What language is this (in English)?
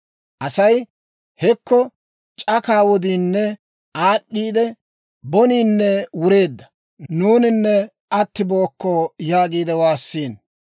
Dawro